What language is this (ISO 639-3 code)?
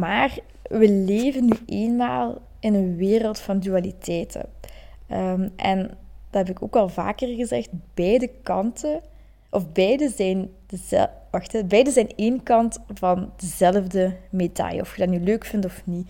nld